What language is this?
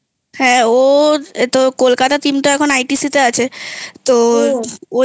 Bangla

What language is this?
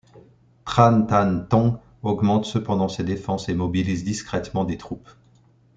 French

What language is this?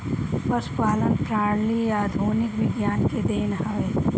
Bhojpuri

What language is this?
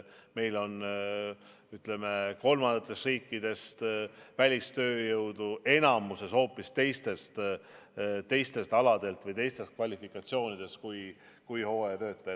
Estonian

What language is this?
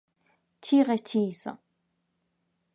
Persian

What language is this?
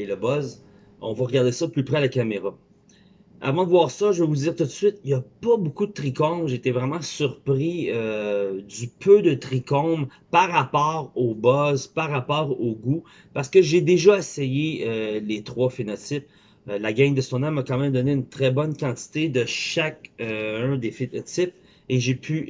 French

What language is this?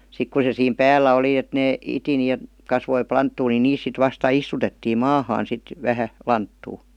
Finnish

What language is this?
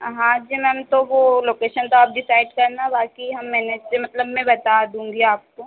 Hindi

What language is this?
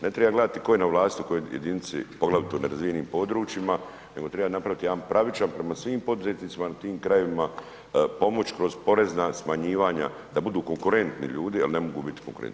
Croatian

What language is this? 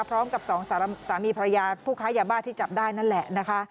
Thai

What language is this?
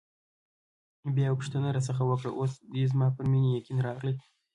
Pashto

